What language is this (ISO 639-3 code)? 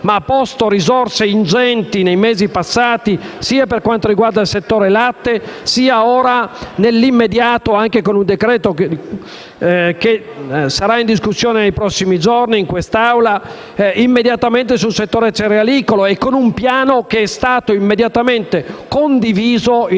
ita